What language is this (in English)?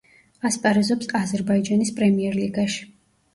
Georgian